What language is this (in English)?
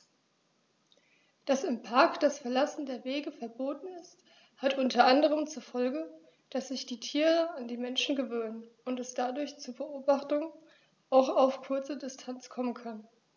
German